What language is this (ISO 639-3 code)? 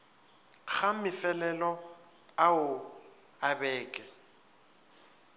nso